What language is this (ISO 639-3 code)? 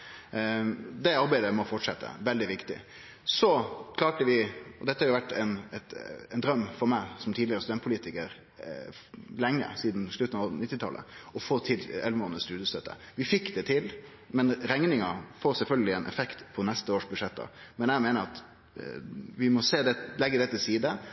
nno